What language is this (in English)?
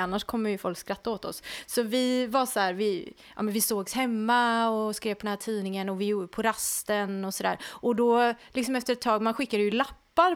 Swedish